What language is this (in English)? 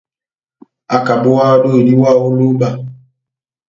Batanga